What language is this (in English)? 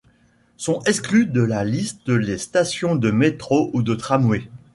French